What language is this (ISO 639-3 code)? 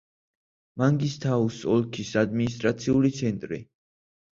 kat